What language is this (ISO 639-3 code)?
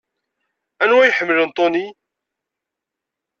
kab